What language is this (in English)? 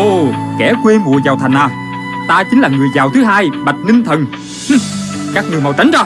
Vietnamese